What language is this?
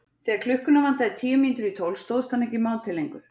Icelandic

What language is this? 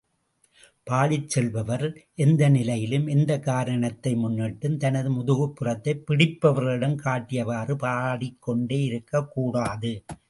Tamil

